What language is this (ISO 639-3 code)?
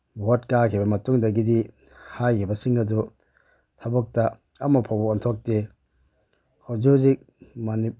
mni